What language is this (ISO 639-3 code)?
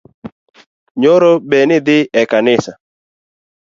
luo